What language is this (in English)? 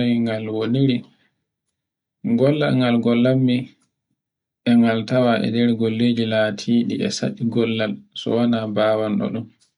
Borgu Fulfulde